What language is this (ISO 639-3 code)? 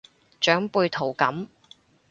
yue